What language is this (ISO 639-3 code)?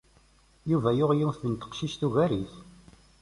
kab